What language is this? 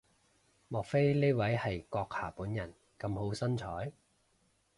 Cantonese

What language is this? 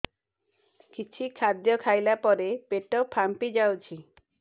Odia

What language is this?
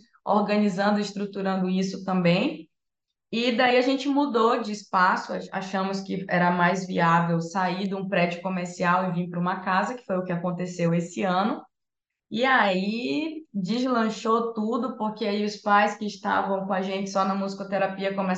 Portuguese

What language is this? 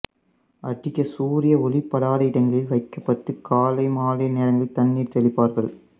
Tamil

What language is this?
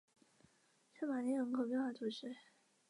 Chinese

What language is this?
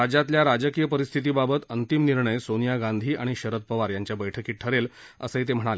Marathi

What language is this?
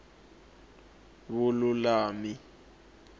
Tsonga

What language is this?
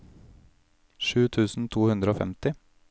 Norwegian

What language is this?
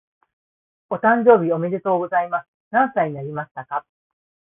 Japanese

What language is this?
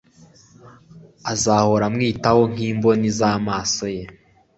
Kinyarwanda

